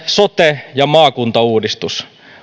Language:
Finnish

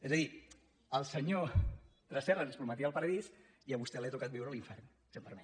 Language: Catalan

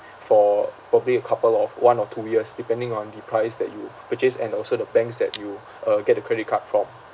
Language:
English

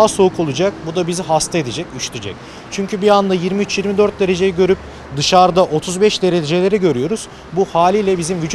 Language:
Turkish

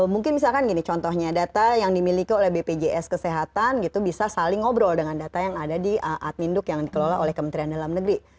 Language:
Indonesian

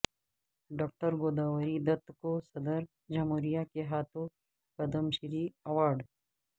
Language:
Urdu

